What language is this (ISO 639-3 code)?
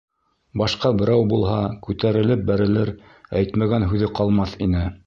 bak